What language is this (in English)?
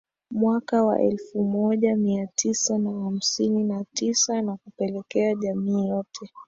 Swahili